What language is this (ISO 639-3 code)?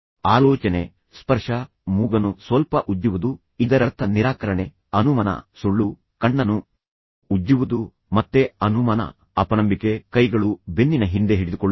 kan